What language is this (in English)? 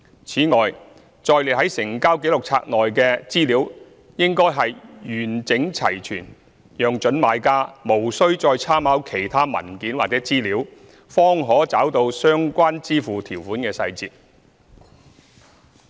Cantonese